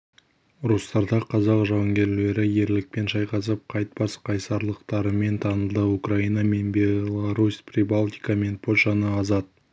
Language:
Kazakh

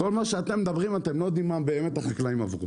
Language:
Hebrew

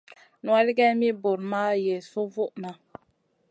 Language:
Masana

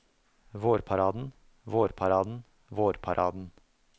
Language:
Norwegian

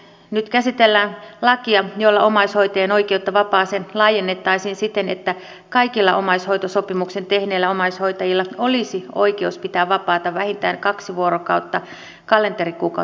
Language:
Finnish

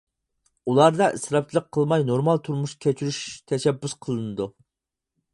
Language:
Uyghur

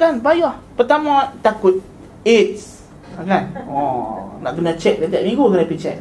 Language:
Malay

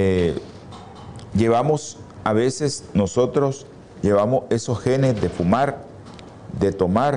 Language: Spanish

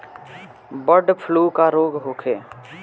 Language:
Bhojpuri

